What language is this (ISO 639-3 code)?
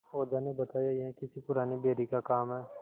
hin